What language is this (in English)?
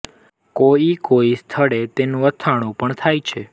Gujarati